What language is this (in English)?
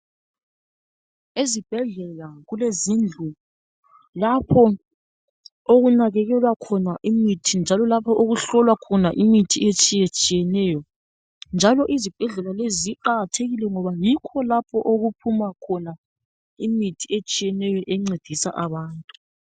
North Ndebele